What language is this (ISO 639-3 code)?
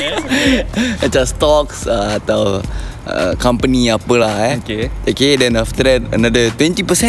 msa